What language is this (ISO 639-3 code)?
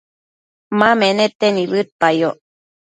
mcf